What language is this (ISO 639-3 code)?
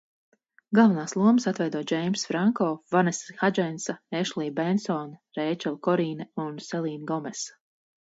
lav